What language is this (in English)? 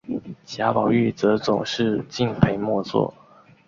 Chinese